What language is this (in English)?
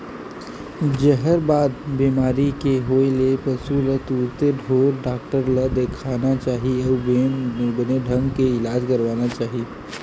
Chhattisgarhi